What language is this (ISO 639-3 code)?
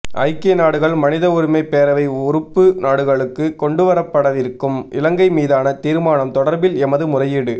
tam